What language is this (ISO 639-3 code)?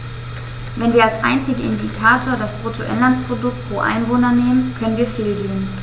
deu